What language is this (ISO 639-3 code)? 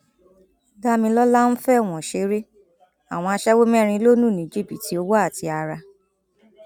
yor